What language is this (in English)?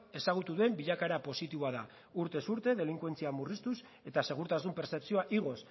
Basque